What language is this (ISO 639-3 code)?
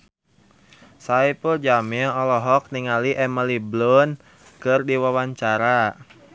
sun